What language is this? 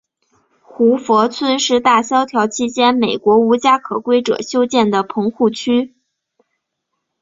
Chinese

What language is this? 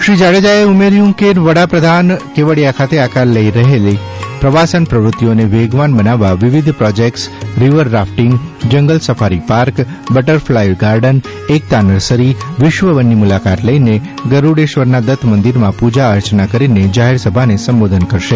Gujarati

